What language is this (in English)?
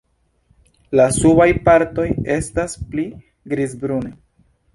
Esperanto